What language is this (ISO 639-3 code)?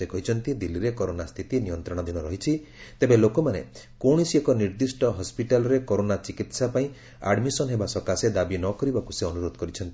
ori